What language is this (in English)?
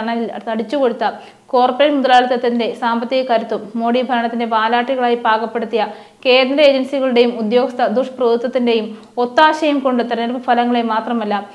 Malayalam